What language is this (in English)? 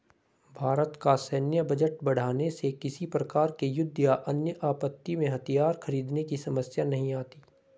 Hindi